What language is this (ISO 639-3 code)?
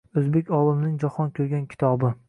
uzb